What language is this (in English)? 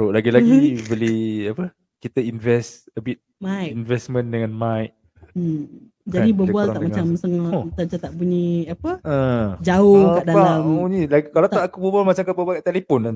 Malay